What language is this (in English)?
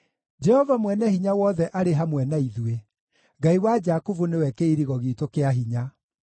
Kikuyu